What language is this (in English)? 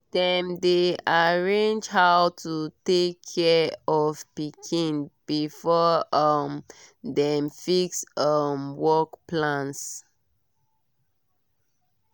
Nigerian Pidgin